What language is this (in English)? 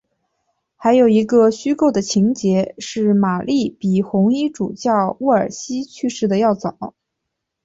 Chinese